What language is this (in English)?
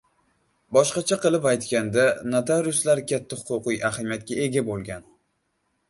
Uzbek